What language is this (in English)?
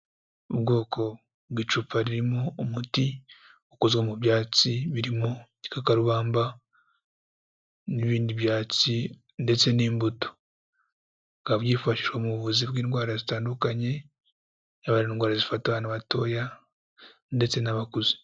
Kinyarwanda